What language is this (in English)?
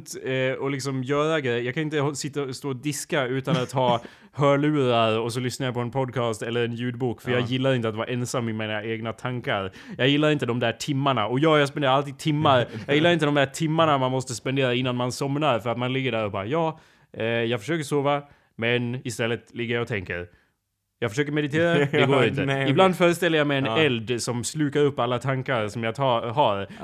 Swedish